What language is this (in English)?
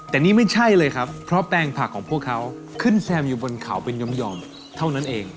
Thai